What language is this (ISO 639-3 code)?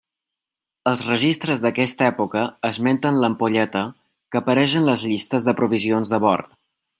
cat